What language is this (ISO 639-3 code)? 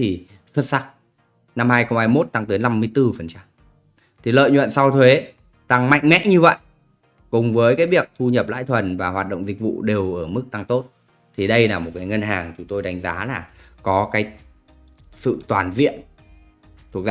vie